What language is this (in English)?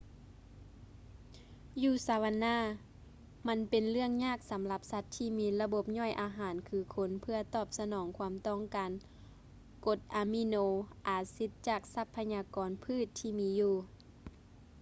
Lao